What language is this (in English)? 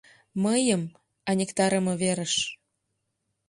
Mari